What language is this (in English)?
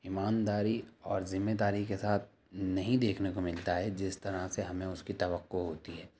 Urdu